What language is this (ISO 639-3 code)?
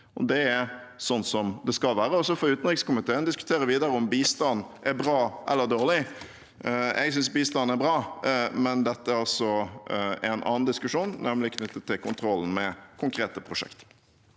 nor